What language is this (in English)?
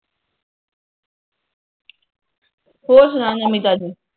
Punjabi